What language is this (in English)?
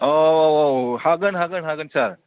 Bodo